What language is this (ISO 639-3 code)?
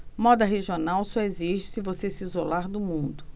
por